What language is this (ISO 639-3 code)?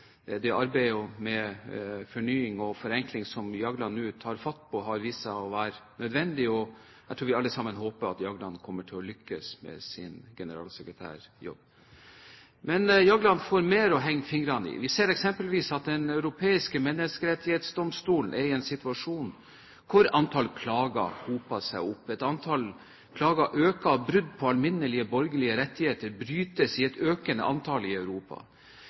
nob